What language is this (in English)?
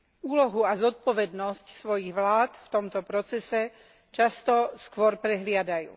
Slovak